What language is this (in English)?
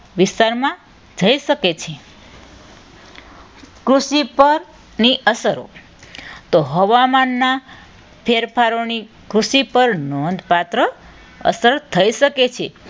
Gujarati